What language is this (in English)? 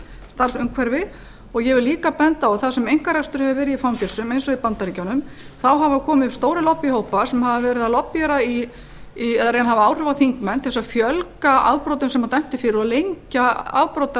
Icelandic